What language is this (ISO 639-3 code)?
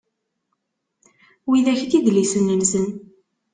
kab